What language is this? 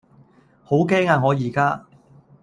Cantonese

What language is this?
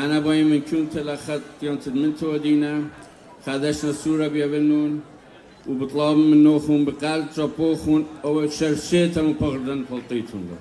Arabic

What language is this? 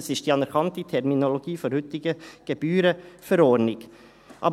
Swiss German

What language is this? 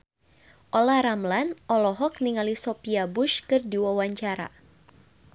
Sundanese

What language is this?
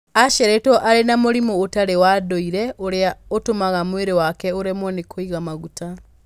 Kikuyu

